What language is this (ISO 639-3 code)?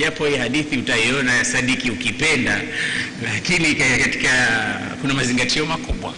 swa